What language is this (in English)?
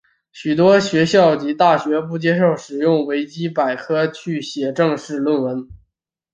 Chinese